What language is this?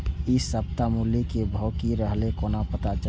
Maithili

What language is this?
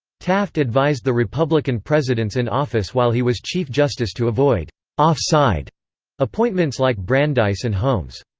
English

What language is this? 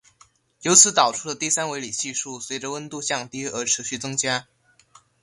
Chinese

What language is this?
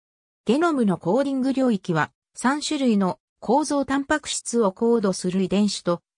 Japanese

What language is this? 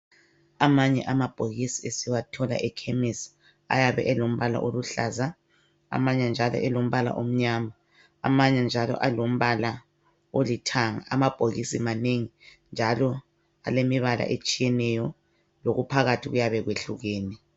North Ndebele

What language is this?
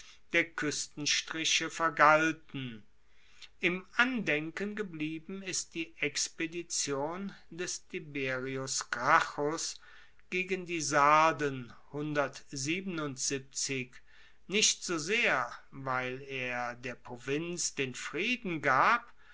German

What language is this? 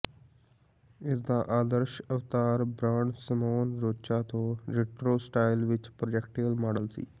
Punjabi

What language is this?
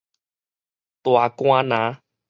Min Nan Chinese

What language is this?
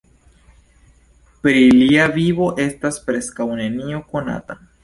Esperanto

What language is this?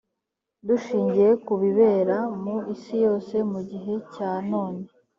Kinyarwanda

